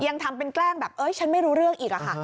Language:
Thai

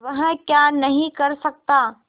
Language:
Hindi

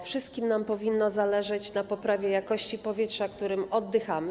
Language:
Polish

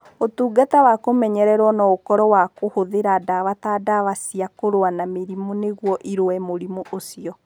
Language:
Kikuyu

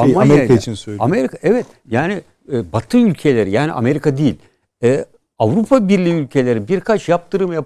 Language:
Turkish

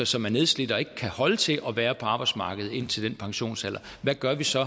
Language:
Danish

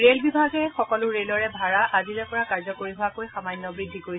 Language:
Assamese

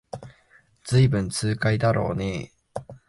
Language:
Japanese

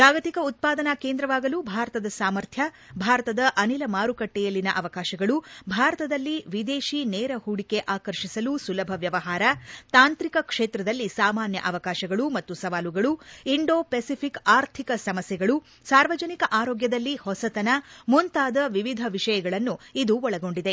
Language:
Kannada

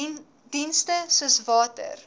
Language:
Afrikaans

